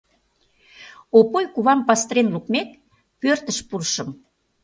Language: Mari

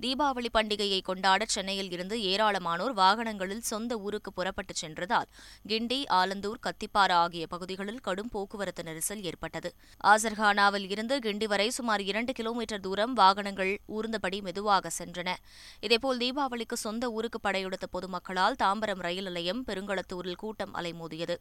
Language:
Tamil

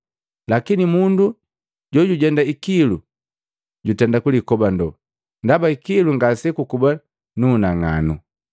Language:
Matengo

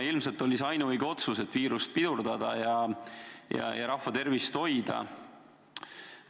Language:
Estonian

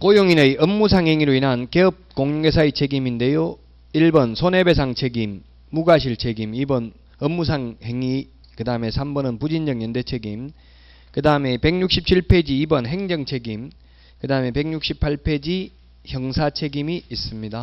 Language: Korean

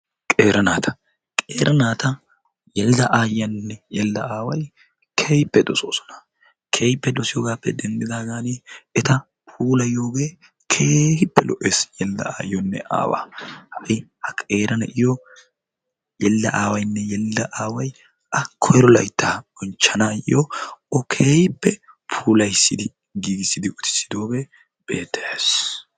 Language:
Wolaytta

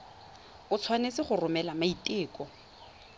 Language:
Tswana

